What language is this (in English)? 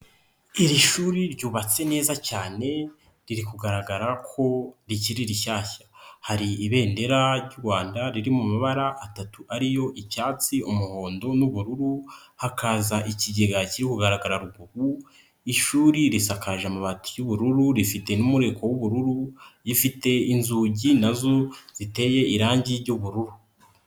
Kinyarwanda